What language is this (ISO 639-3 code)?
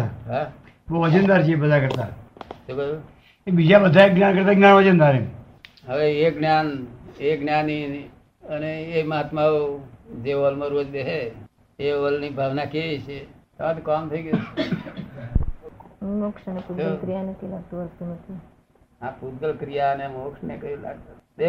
guj